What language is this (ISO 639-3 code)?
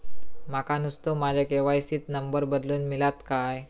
mar